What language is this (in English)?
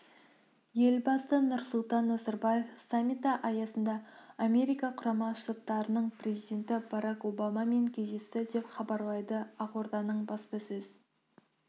Kazakh